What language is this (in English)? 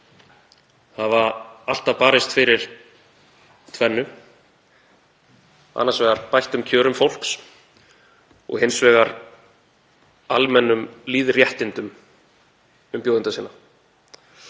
Icelandic